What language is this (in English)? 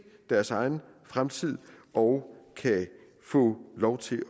Danish